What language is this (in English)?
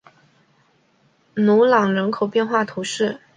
Chinese